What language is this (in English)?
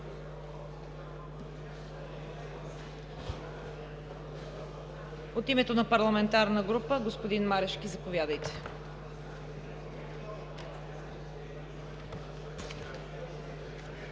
Bulgarian